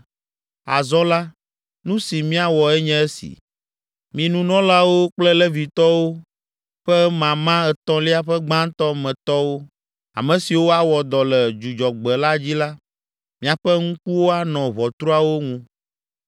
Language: Ewe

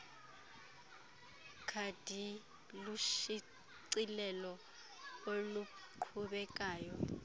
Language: Xhosa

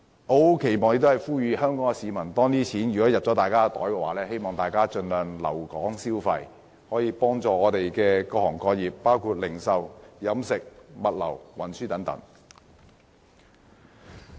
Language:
Cantonese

